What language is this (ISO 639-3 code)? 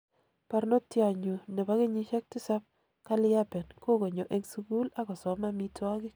kln